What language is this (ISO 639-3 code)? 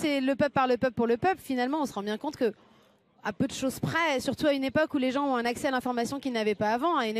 fra